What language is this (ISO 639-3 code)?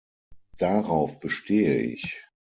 deu